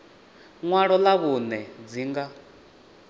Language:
Venda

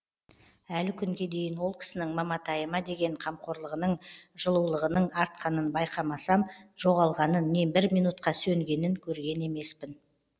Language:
Kazakh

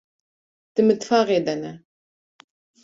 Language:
Kurdish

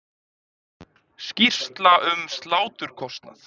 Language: Icelandic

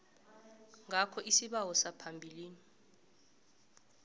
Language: South Ndebele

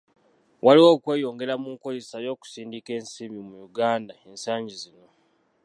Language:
Ganda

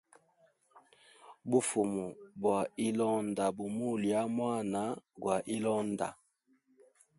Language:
Hemba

